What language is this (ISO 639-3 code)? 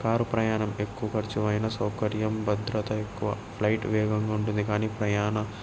tel